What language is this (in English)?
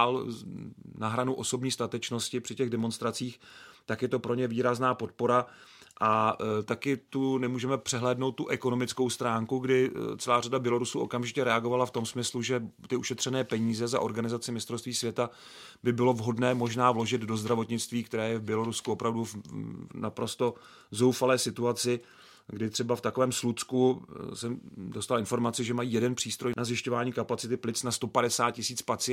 Czech